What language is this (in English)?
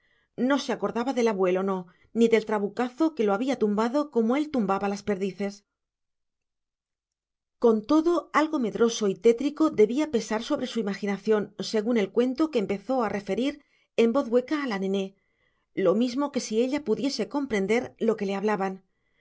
Spanish